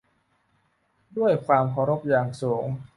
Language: Thai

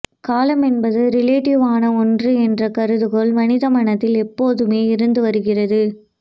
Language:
Tamil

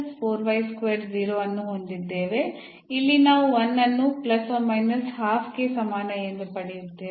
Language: Kannada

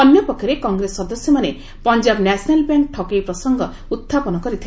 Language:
Odia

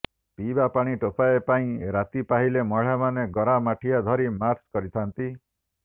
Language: Odia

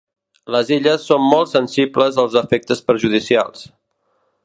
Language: Catalan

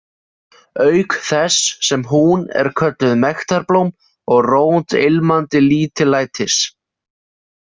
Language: Icelandic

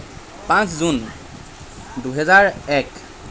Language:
Assamese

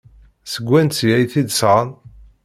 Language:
Kabyle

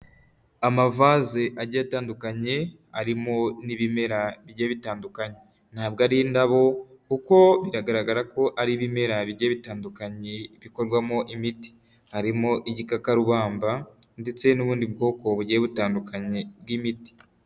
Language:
Kinyarwanda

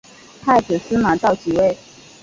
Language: Chinese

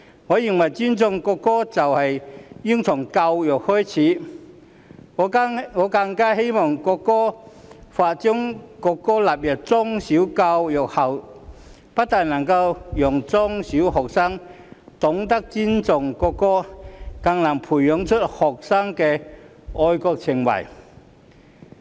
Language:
Cantonese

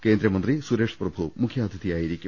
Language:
Malayalam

